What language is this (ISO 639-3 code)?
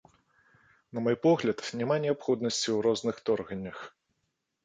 bel